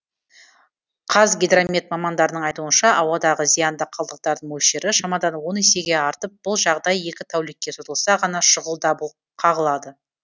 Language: Kazakh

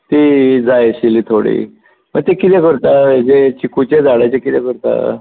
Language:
Konkani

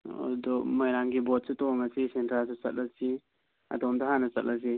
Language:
Manipuri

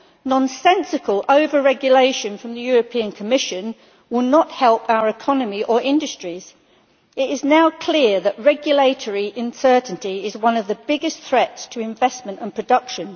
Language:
English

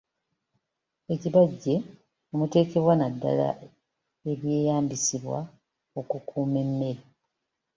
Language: Ganda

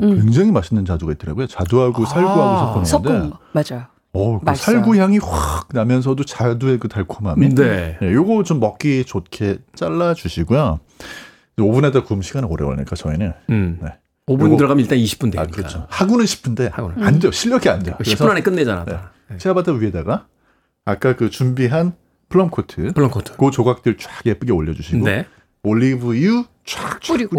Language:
Korean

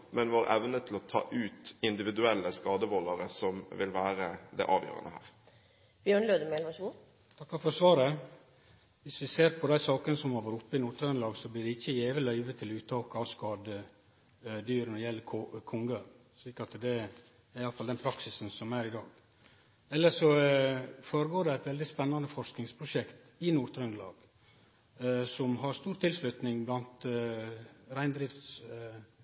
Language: Norwegian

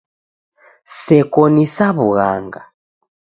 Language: Taita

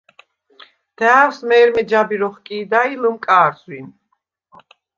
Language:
Svan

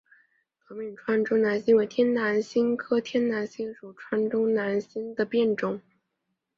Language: Chinese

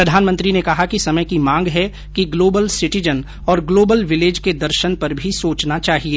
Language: Hindi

